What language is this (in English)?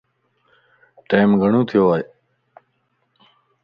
Lasi